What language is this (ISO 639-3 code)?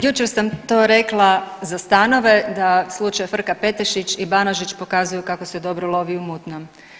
hrv